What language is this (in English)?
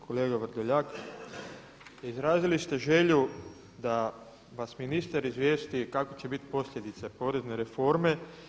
Croatian